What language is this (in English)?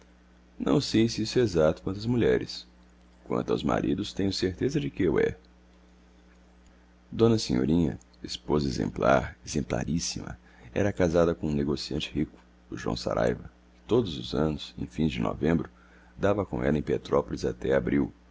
Portuguese